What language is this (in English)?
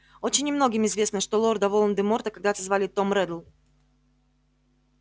Russian